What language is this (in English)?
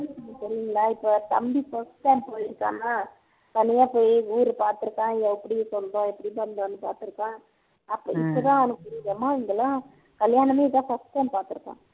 Tamil